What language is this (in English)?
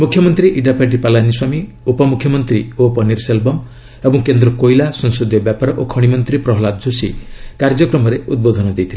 Odia